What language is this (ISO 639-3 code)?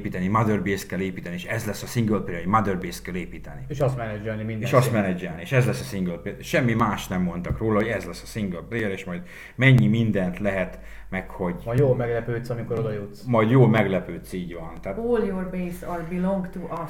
hun